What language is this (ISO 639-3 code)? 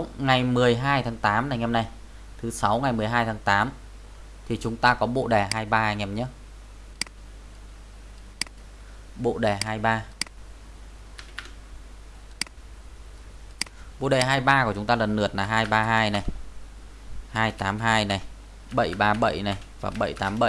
vie